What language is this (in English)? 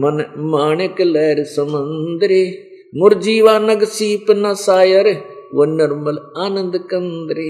Hindi